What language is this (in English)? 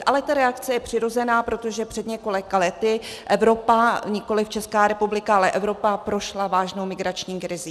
Czech